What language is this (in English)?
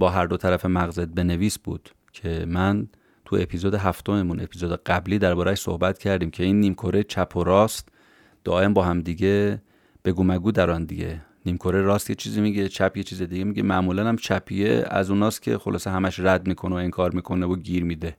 Persian